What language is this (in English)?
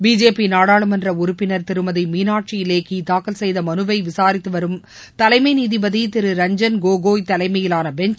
Tamil